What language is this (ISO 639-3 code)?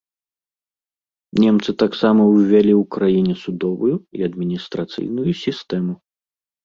bel